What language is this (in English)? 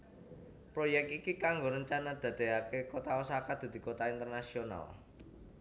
Javanese